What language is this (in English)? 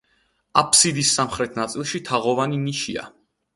Georgian